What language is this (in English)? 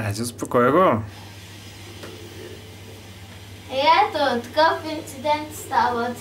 Bulgarian